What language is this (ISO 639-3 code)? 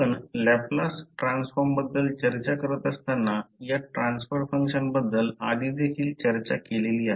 mar